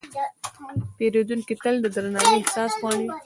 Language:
Pashto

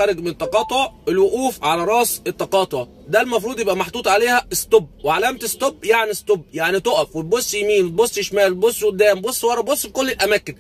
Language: Arabic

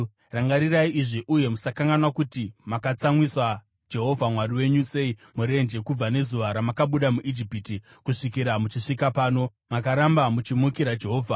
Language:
Shona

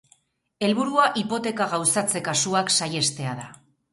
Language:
Basque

